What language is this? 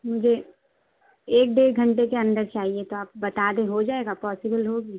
Urdu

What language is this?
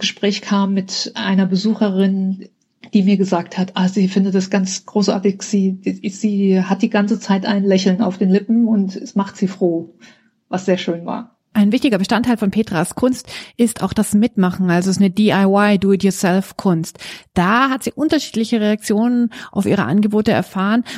German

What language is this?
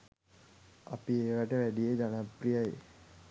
Sinhala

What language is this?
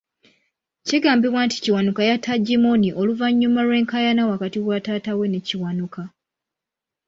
Ganda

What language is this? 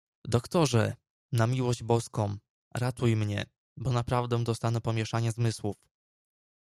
Polish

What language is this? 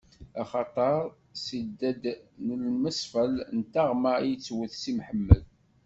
Kabyle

